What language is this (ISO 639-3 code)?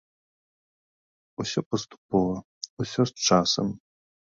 bel